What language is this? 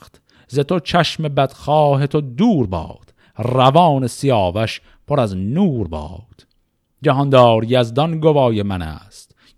Persian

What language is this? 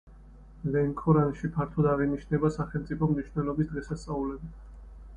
Georgian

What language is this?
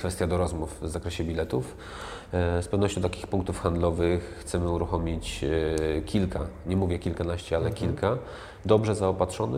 Polish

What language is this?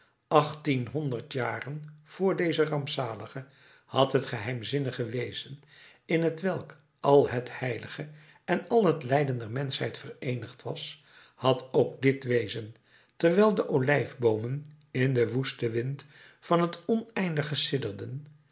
Dutch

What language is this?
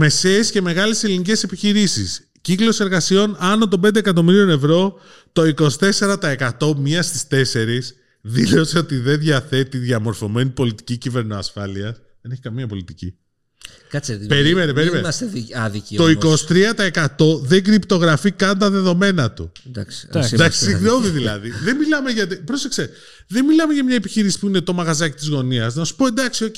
Greek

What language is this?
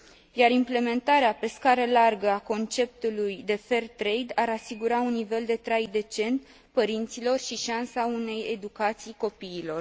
Romanian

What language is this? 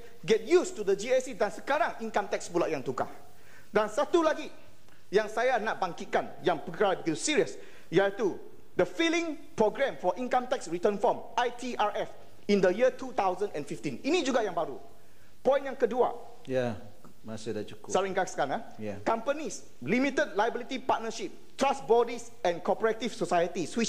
Malay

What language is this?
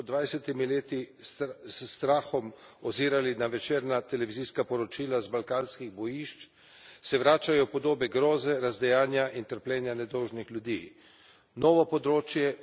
Slovenian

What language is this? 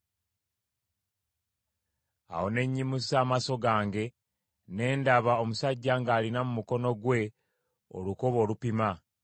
Ganda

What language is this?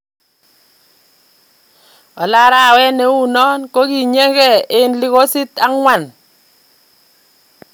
Kalenjin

